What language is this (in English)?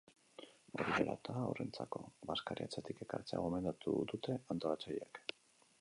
Basque